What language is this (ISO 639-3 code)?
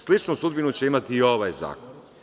srp